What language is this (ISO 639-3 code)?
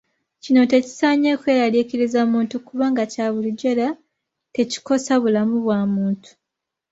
lug